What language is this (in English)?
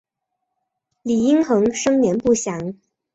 Chinese